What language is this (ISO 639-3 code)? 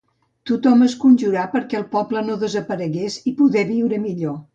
cat